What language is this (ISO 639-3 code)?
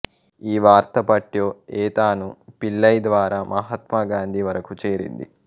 tel